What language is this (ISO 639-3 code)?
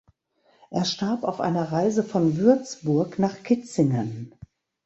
deu